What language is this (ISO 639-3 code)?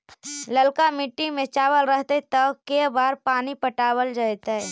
mag